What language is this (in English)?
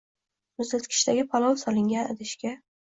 Uzbek